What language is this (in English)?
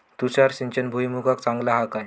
Marathi